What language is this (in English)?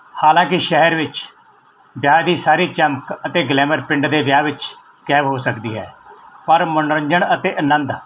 Punjabi